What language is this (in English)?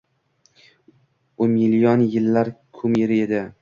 Uzbek